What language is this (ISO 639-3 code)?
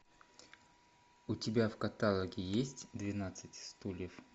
rus